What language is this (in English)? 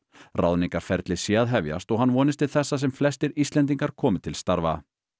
Icelandic